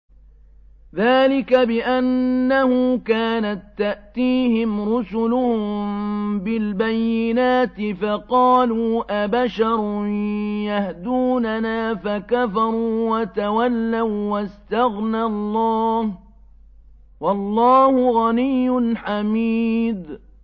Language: Arabic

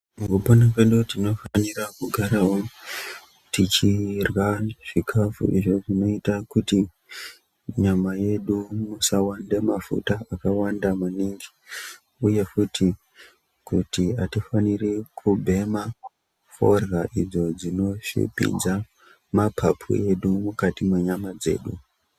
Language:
Ndau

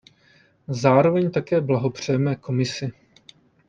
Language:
Czech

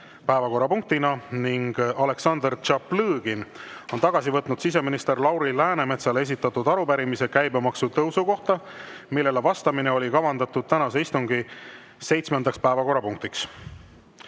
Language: Estonian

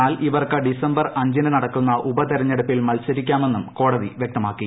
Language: Malayalam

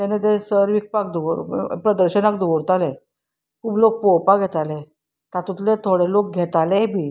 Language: Konkani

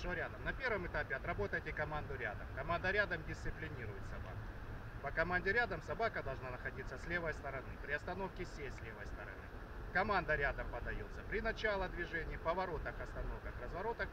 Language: Russian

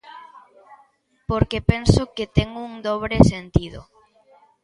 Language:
Galician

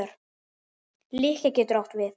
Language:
Icelandic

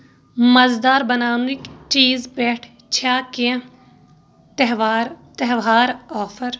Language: Kashmiri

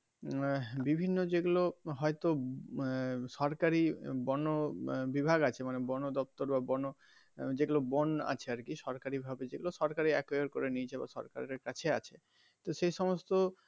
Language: Bangla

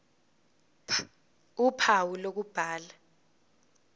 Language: Zulu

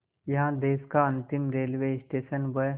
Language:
Hindi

